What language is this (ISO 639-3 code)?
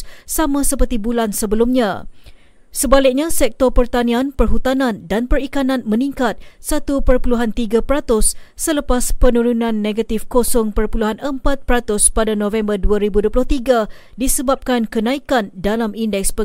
msa